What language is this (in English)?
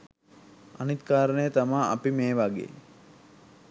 Sinhala